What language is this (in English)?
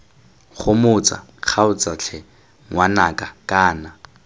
Tswana